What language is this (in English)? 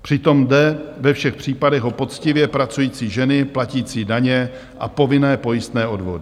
Czech